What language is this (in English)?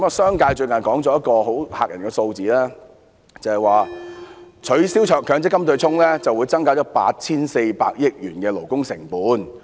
Cantonese